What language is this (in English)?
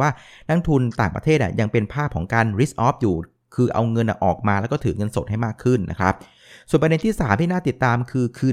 Thai